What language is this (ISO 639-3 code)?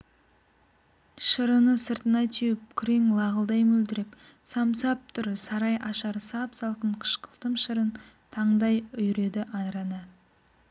kaz